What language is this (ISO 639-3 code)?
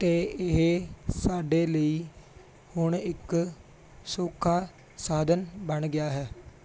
pan